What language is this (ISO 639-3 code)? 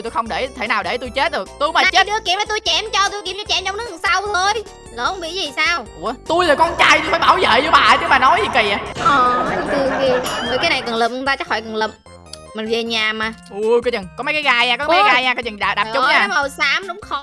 vie